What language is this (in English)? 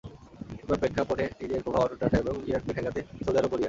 Bangla